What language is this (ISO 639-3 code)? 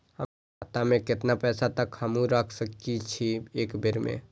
mai